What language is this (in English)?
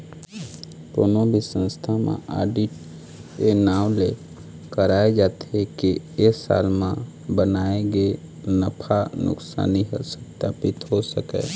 Chhattisgarhi